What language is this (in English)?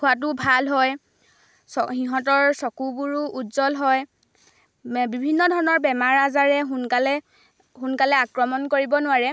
Assamese